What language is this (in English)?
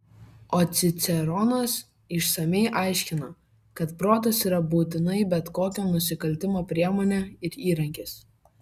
Lithuanian